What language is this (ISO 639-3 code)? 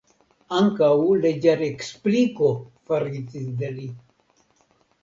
epo